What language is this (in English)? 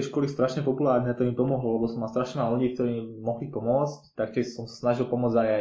Slovak